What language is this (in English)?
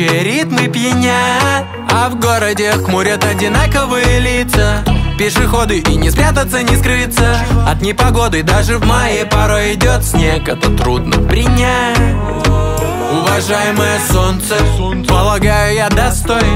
Vietnamese